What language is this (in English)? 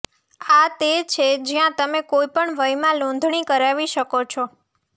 Gujarati